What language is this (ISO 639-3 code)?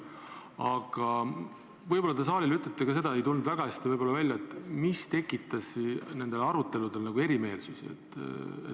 est